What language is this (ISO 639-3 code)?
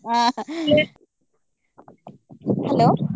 kan